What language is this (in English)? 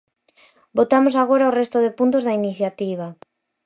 Galician